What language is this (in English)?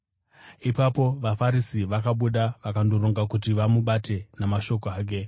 Shona